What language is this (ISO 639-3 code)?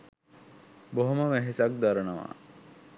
sin